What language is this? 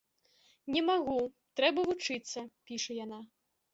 Belarusian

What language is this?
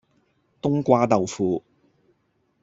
Cantonese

